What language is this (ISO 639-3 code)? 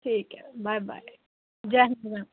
doi